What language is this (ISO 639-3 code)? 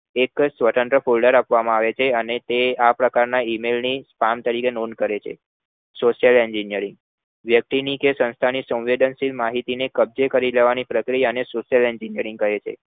guj